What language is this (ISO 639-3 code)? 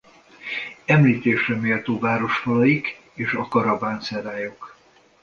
hun